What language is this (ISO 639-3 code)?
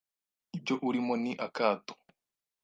kin